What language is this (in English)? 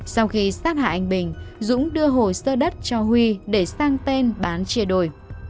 Vietnamese